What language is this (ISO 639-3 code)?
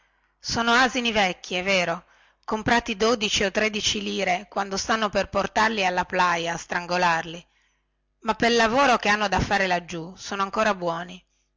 ita